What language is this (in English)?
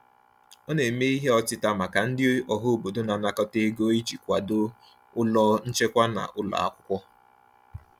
Igbo